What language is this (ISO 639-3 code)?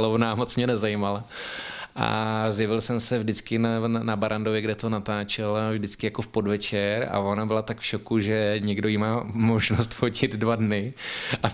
ces